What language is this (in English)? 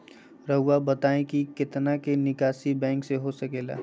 Magahi